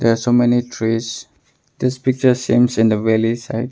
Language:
English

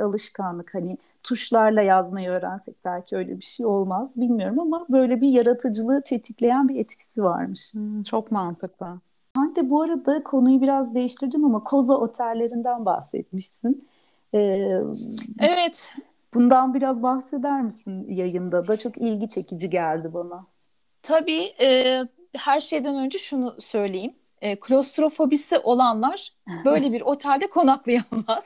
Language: Turkish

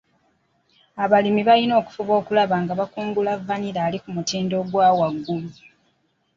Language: Ganda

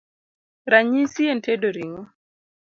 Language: Luo (Kenya and Tanzania)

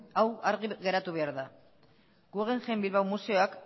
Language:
Basque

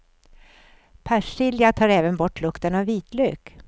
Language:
Swedish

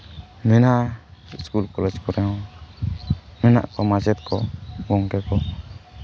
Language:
Santali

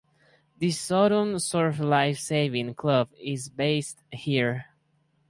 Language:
English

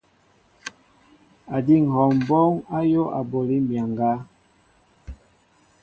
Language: Mbo (Cameroon)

